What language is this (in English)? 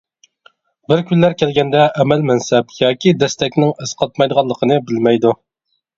Uyghur